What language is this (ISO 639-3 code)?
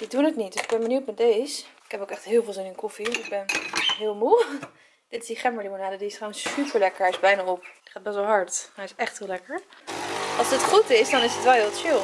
nld